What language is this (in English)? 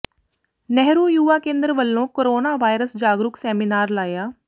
Punjabi